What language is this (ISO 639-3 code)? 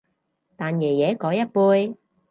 yue